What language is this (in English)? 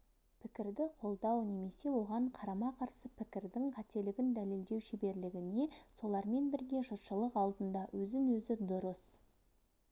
Kazakh